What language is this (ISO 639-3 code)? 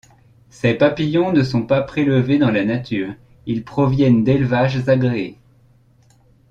fra